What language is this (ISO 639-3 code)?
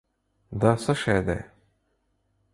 pus